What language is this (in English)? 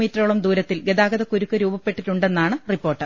Malayalam